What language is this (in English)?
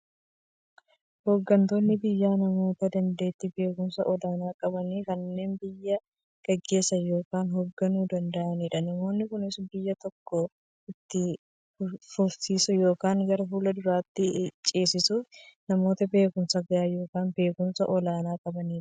Oromo